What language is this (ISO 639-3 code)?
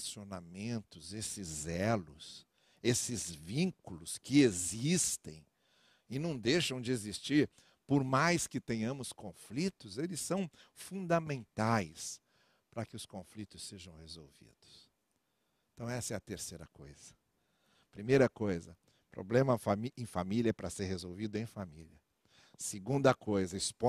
por